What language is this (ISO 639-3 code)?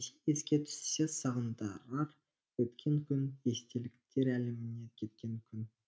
kaz